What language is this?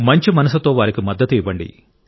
Telugu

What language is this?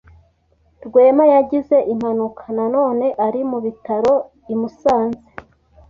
Kinyarwanda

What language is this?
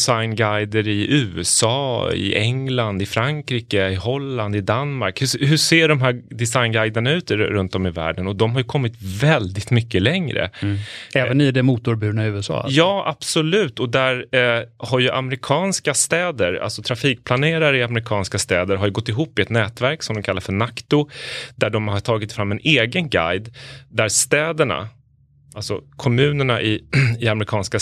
Swedish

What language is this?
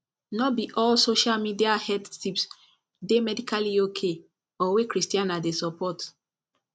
Nigerian Pidgin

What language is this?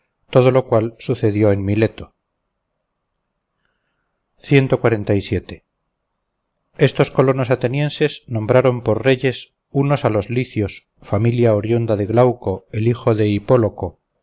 Spanish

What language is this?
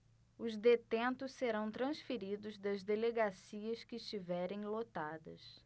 Portuguese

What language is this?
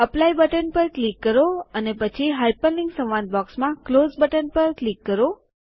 Gujarati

